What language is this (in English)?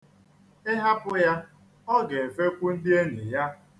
Igbo